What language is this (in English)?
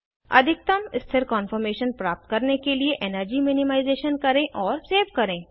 Hindi